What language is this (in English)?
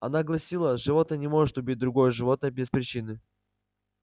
Russian